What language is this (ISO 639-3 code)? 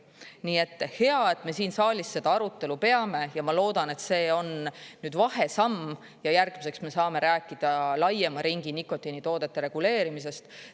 est